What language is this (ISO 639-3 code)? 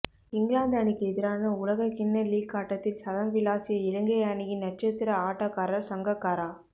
tam